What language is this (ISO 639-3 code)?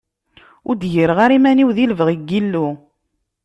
kab